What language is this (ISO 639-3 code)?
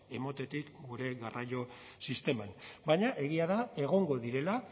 eus